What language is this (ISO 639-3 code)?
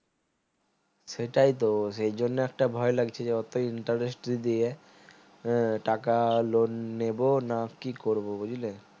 ben